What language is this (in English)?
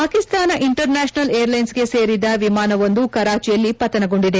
Kannada